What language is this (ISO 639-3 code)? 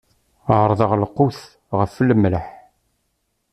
kab